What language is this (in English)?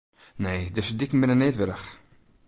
Western Frisian